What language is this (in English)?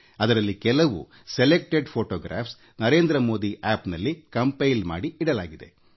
Kannada